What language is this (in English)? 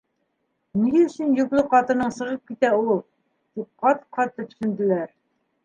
Bashkir